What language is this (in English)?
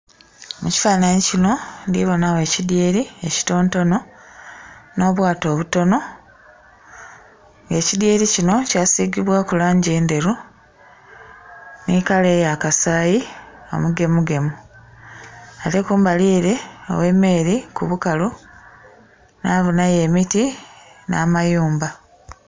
Soga